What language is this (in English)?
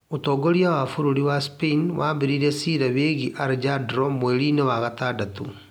Kikuyu